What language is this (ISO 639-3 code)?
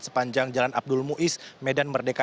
ind